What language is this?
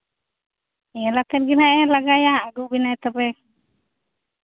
Santali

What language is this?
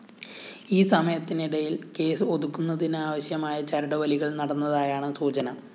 Malayalam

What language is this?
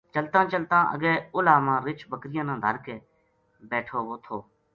Gujari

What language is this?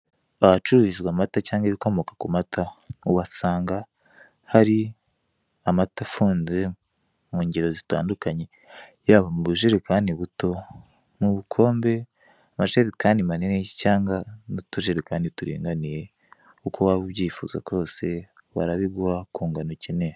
Kinyarwanda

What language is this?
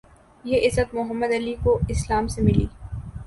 Urdu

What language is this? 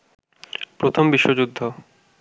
Bangla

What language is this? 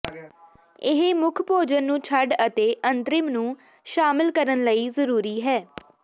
Punjabi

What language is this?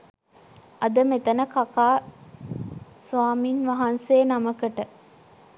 Sinhala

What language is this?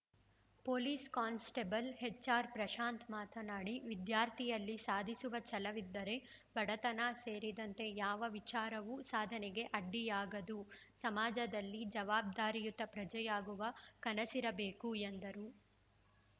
Kannada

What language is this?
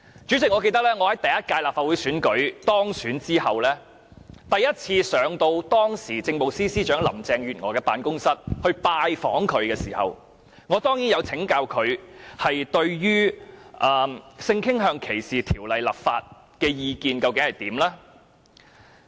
Cantonese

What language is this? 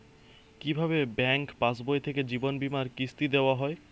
Bangla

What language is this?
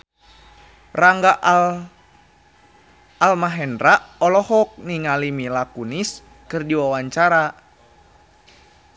Sundanese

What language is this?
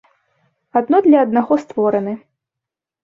Belarusian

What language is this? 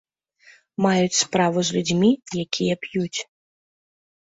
Belarusian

